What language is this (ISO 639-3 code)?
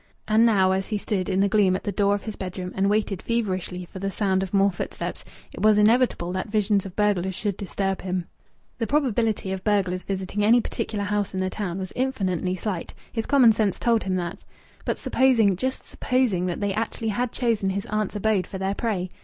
eng